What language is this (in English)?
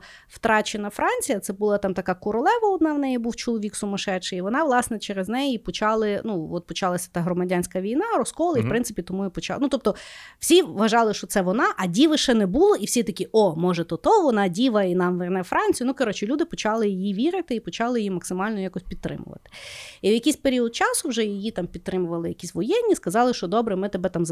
Ukrainian